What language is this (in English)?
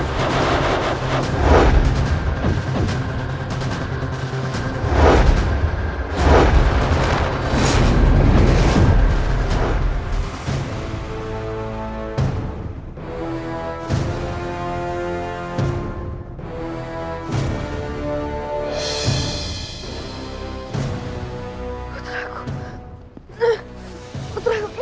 Indonesian